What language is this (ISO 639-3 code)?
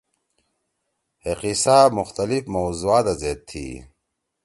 trw